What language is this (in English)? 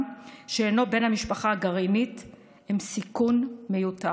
Hebrew